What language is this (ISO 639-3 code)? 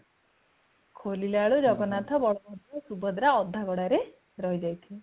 ori